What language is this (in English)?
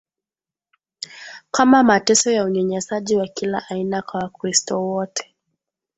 Swahili